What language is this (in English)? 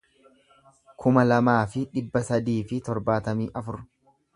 Oromo